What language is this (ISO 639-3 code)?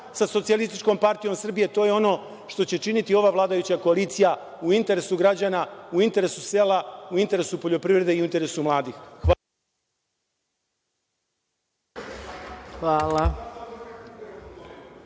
srp